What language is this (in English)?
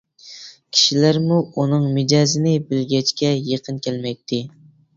Uyghur